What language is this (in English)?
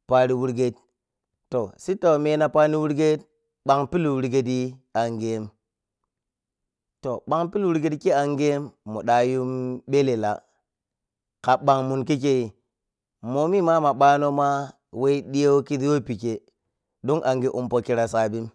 Piya-Kwonci